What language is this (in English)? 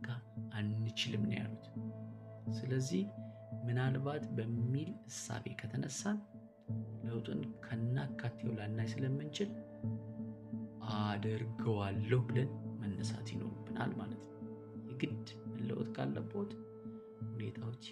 Amharic